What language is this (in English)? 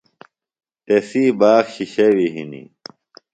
Phalura